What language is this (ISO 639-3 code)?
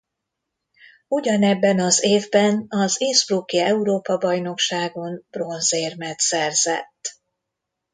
hun